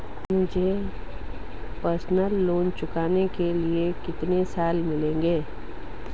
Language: Hindi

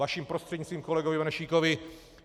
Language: Czech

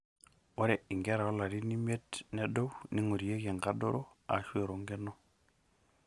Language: Masai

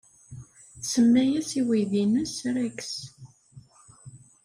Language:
Kabyle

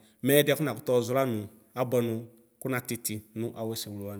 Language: Ikposo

